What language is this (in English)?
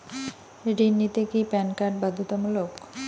Bangla